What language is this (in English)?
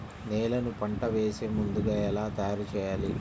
Telugu